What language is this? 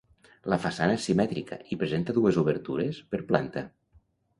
Catalan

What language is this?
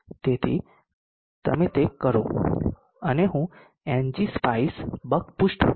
Gujarati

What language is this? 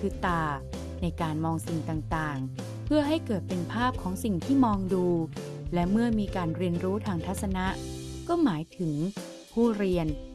Thai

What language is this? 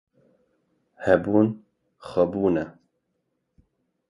Kurdish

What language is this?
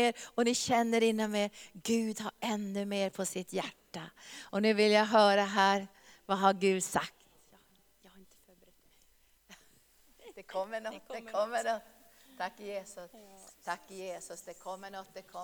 Swedish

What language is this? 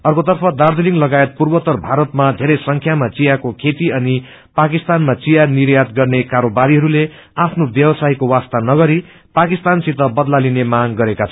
Nepali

